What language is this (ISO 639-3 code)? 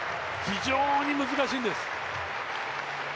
jpn